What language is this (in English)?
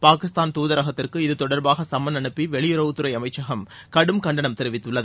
Tamil